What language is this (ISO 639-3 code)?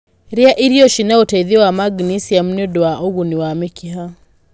kik